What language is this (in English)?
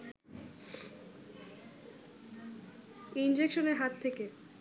Bangla